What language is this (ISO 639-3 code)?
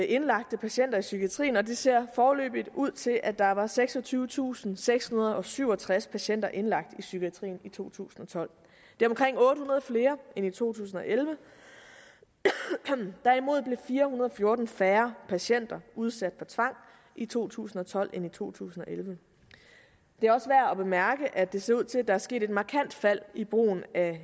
dan